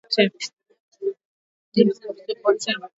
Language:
Swahili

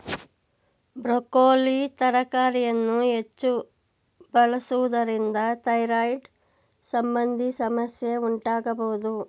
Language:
Kannada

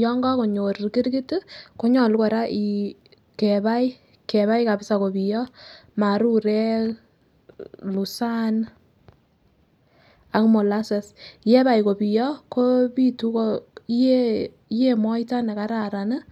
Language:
Kalenjin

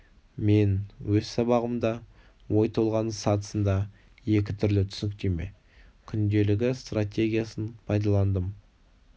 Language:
Kazakh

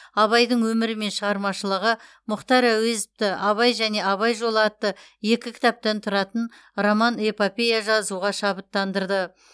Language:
Kazakh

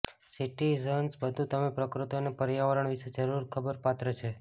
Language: Gujarati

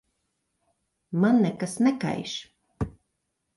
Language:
Latvian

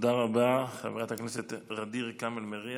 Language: Hebrew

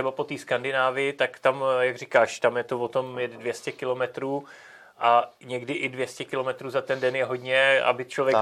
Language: Czech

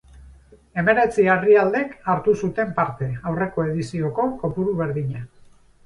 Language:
Basque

